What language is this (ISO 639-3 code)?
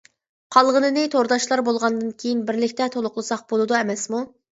uig